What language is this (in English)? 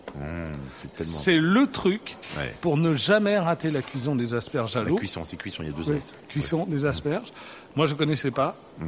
French